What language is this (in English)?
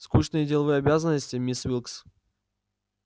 Russian